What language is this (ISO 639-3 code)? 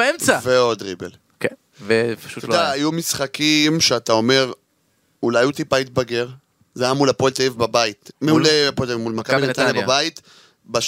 heb